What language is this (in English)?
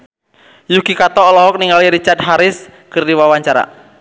Sundanese